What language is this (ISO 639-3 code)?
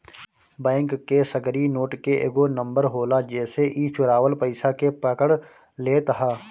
bho